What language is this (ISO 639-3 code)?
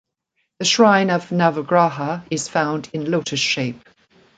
eng